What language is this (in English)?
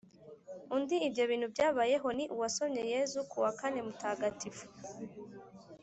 Kinyarwanda